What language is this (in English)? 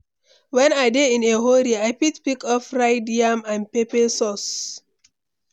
Nigerian Pidgin